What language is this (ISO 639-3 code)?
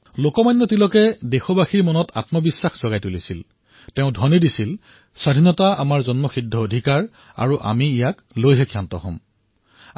asm